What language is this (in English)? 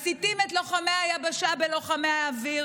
Hebrew